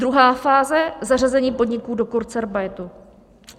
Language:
Czech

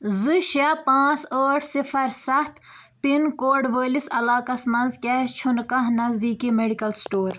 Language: Kashmiri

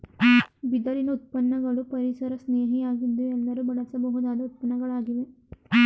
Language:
Kannada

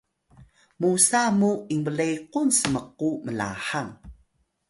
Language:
Atayal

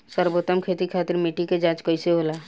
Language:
Bhojpuri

